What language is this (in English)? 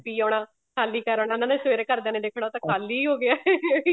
Punjabi